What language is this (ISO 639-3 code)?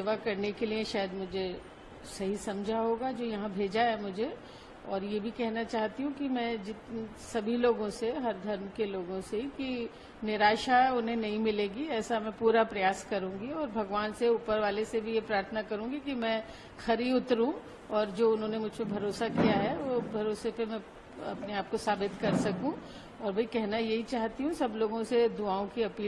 hin